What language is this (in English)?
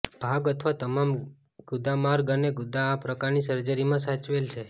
Gujarati